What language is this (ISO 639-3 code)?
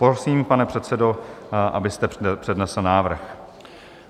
ces